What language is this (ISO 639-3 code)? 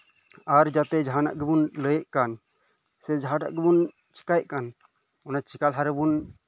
sat